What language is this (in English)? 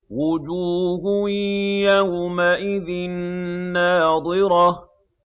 Arabic